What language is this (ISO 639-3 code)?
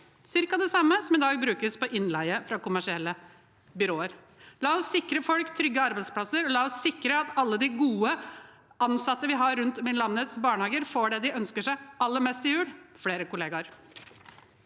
nor